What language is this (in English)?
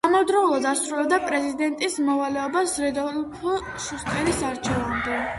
Georgian